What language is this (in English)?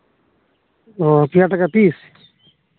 Santali